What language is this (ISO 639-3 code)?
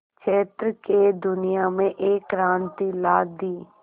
hin